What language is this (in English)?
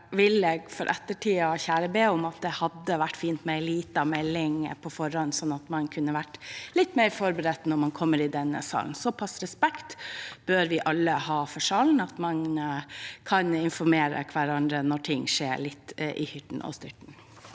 Norwegian